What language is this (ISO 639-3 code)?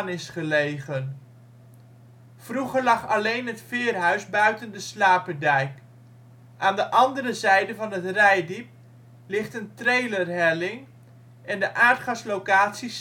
nld